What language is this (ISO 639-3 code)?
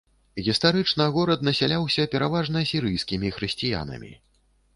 bel